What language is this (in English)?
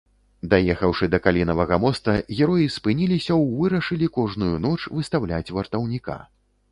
Belarusian